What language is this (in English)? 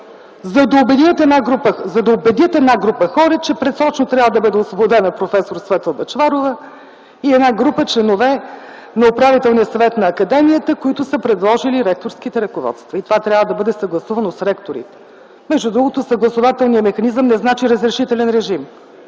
Bulgarian